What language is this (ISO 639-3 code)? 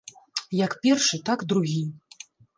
bel